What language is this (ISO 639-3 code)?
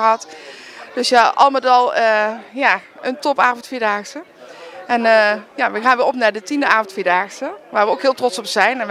nld